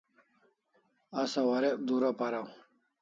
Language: Kalasha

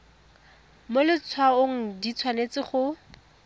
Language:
Tswana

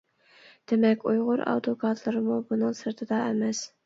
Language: Uyghur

